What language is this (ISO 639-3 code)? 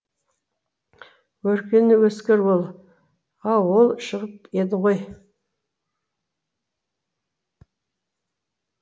kaz